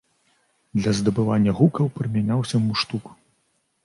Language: Belarusian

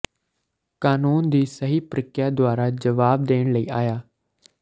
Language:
Punjabi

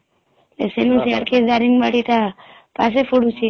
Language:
Odia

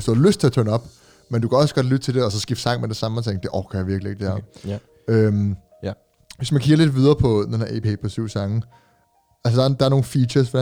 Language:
Danish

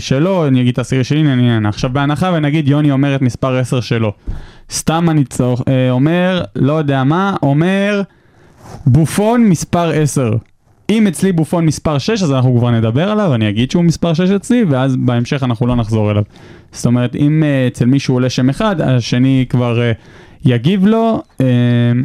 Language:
Hebrew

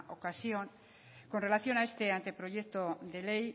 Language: Spanish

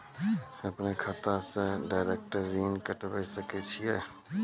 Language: Maithili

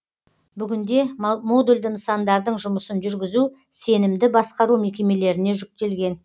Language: Kazakh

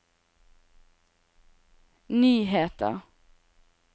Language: Norwegian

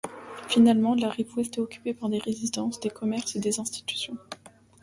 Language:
French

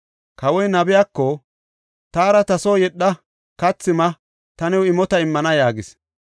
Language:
Gofa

